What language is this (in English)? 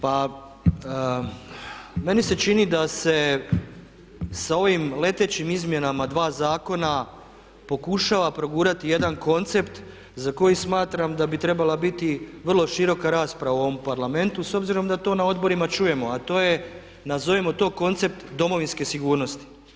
Croatian